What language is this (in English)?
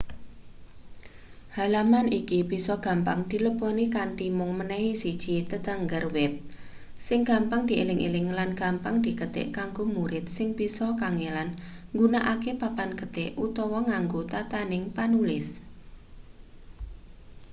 Javanese